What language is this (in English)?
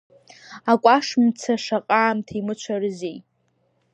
Abkhazian